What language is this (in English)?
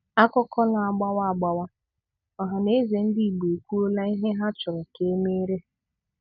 Igbo